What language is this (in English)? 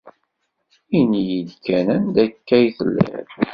Kabyle